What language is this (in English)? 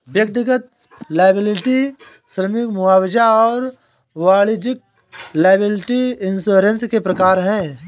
Hindi